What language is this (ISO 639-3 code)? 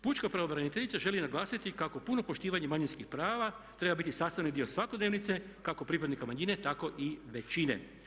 hrv